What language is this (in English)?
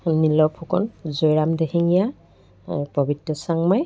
Assamese